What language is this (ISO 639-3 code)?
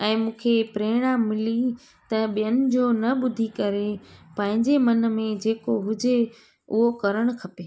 snd